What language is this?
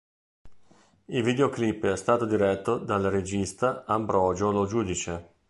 Italian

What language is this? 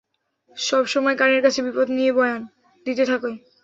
Bangla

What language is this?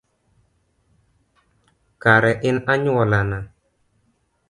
Luo (Kenya and Tanzania)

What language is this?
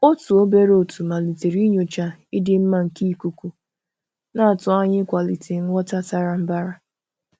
Igbo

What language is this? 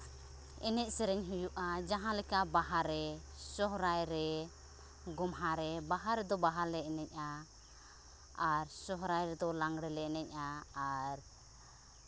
Santali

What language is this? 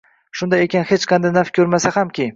Uzbek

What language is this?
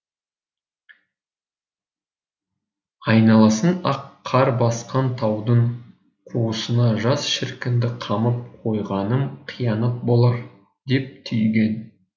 Kazakh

